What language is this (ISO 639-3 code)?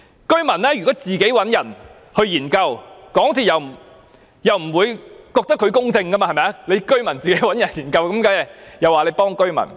yue